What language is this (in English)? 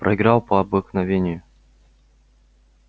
Russian